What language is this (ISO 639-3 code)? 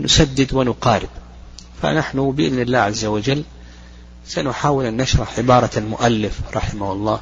ara